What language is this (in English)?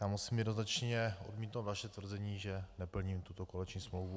Czech